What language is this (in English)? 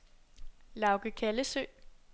Danish